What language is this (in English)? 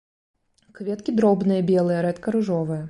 Belarusian